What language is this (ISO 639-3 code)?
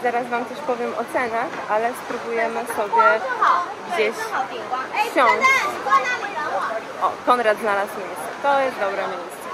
pol